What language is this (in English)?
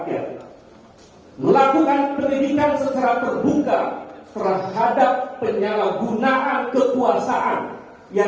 Indonesian